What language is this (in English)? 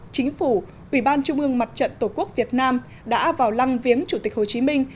Vietnamese